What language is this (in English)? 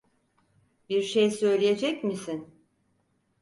Turkish